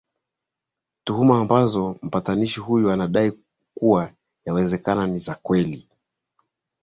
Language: Swahili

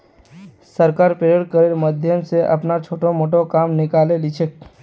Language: Magahi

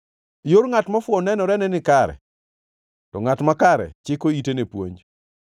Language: Luo (Kenya and Tanzania)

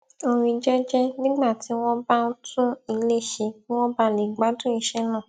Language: Yoruba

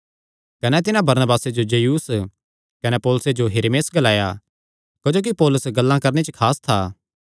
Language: Kangri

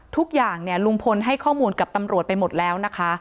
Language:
Thai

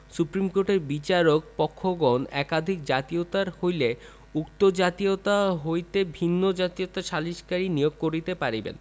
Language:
Bangla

